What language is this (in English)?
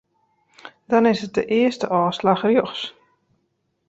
Western Frisian